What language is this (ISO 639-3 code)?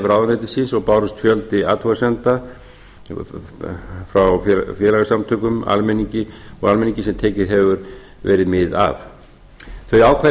isl